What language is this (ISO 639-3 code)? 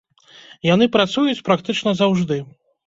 bel